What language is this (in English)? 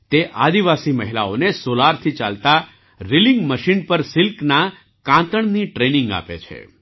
Gujarati